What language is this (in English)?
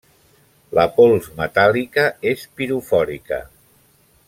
Catalan